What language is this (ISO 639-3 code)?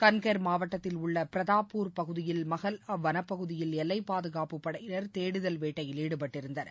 tam